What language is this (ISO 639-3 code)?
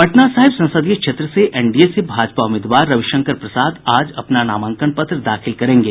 hin